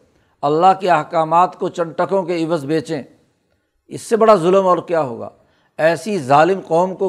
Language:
Urdu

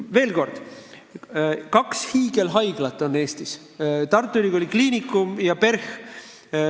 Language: Estonian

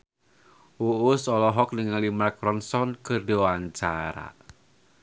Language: Sundanese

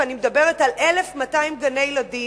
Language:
Hebrew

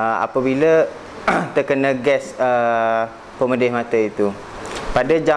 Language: Malay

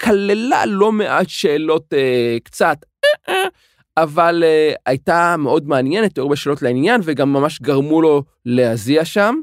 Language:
Hebrew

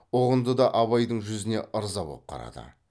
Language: Kazakh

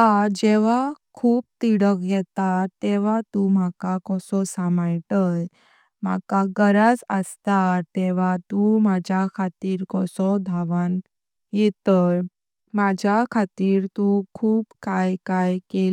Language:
Konkani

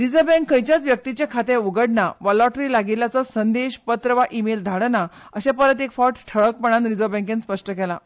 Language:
Konkani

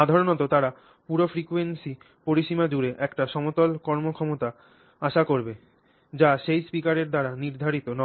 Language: Bangla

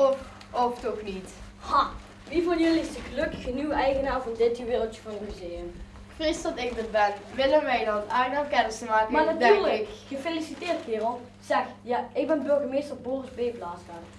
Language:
Dutch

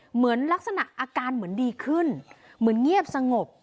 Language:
Thai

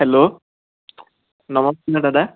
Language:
Assamese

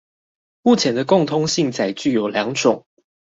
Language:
Chinese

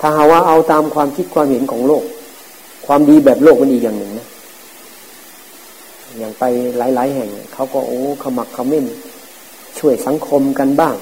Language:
Thai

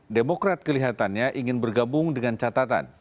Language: Indonesian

